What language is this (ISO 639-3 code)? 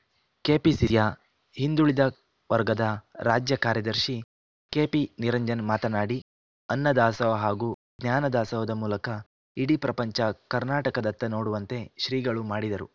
kan